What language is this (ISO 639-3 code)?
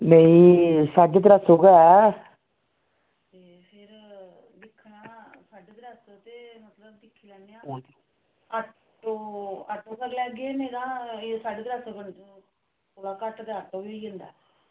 doi